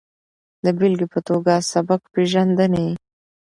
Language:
Pashto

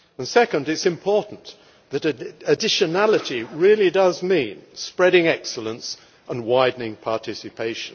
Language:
English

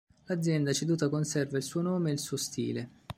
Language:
Italian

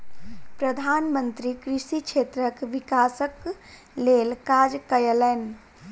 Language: Maithili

